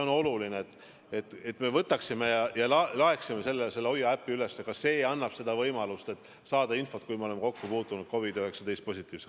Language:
Estonian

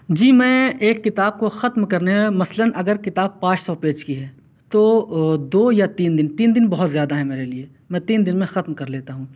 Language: Urdu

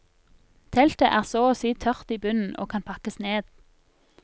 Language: Norwegian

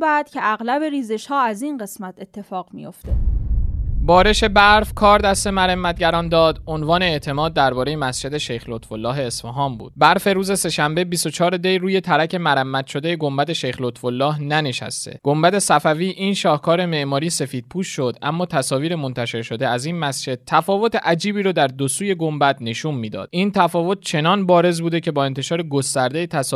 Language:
Persian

